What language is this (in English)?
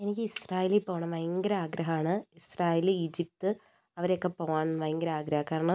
Malayalam